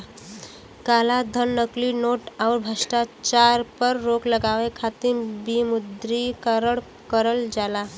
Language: Bhojpuri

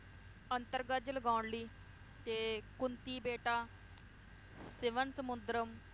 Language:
Punjabi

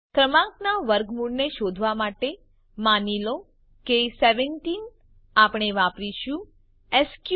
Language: Gujarati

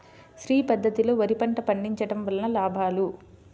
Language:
Telugu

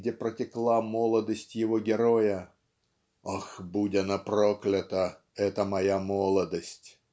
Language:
Russian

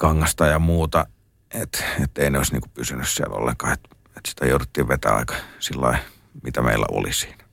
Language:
Finnish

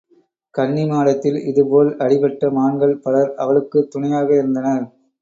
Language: Tamil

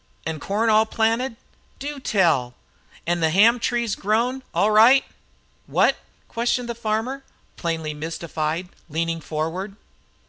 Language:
English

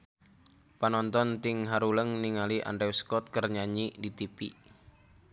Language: Sundanese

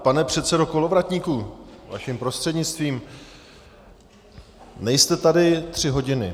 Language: Czech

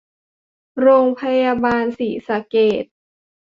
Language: Thai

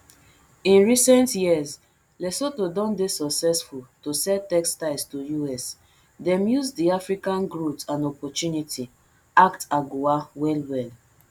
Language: Nigerian Pidgin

